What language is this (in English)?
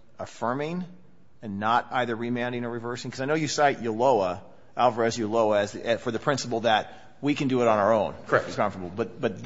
English